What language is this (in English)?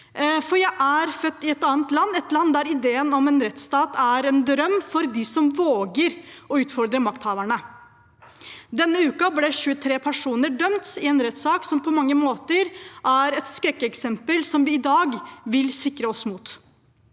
Norwegian